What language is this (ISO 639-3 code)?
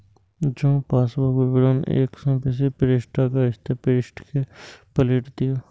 mai